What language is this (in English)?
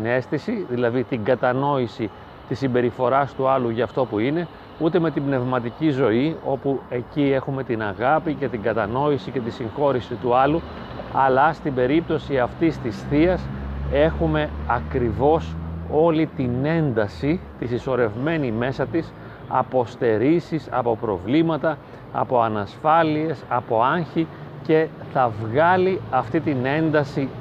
Greek